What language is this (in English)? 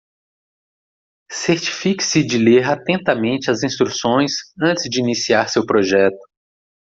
Portuguese